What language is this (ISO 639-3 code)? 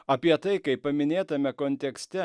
lit